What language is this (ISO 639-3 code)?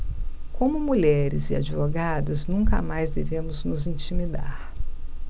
por